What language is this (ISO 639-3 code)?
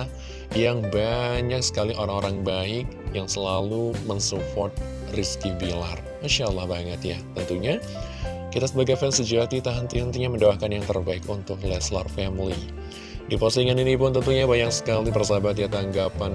ind